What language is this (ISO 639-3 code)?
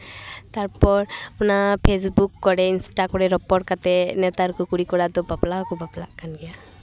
sat